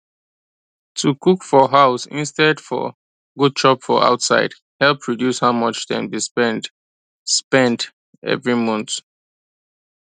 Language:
Nigerian Pidgin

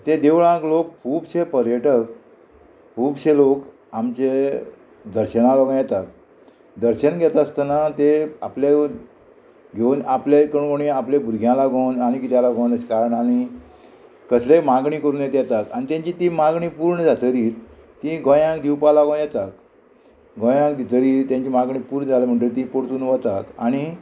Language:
Konkani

